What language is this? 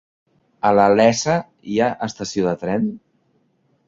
Catalan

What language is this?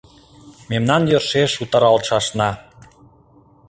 Mari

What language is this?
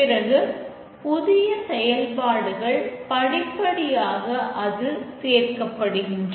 Tamil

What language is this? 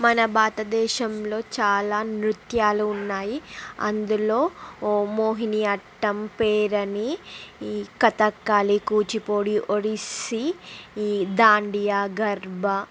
Telugu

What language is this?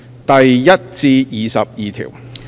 Cantonese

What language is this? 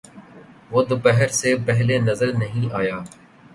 Urdu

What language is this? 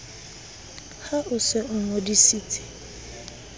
Southern Sotho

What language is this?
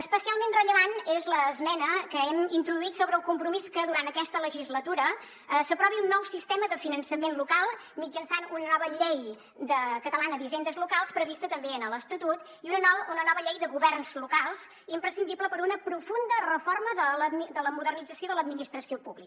Catalan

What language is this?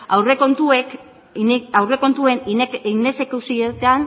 Basque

